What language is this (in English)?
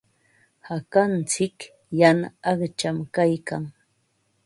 Ambo-Pasco Quechua